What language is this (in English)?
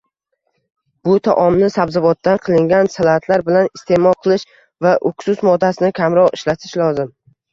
Uzbek